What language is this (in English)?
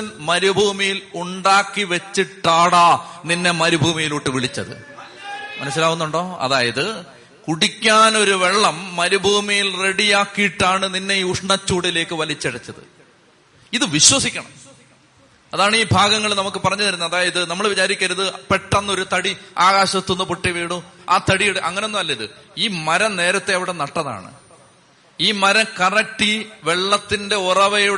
Malayalam